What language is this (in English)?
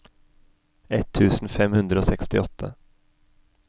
Norwegian